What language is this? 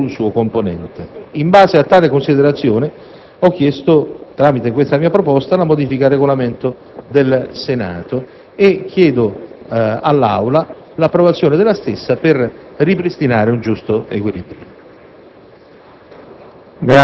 Italian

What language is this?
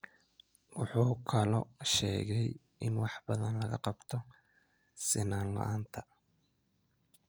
Somali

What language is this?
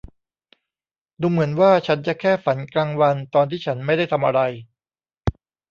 Thai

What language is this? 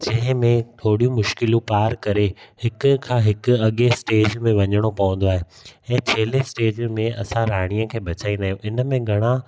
Sindhi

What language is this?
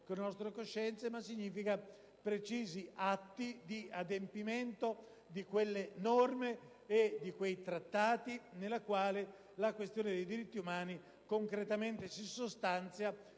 Italian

